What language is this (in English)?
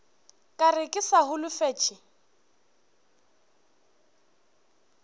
Northern Sotho